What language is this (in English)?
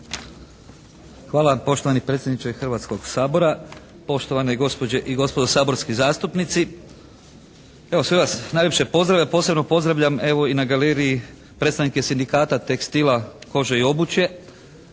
Croatian